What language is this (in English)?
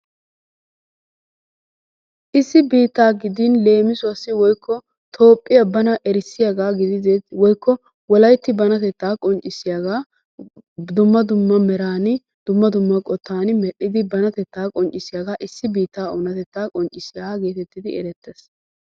Wolaytta